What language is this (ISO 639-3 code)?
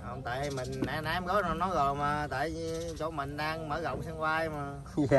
vie